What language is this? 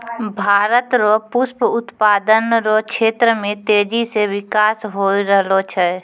Maithili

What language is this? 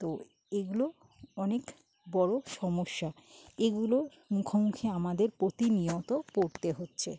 Bangla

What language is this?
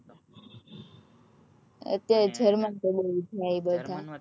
Gujarati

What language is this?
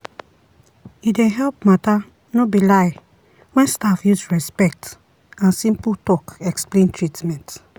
Nigerian Pidgin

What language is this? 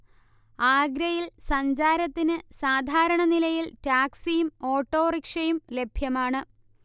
Malayalam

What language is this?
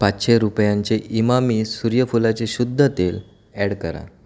Marathi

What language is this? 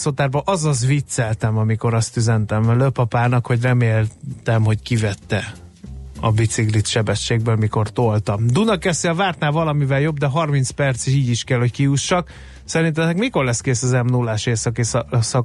Hungarian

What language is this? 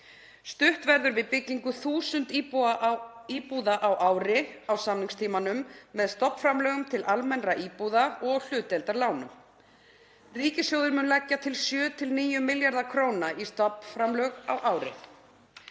Icelandic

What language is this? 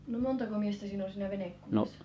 Finnish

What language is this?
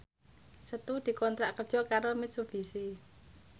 Javanese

